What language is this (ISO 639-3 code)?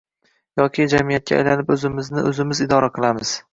uzb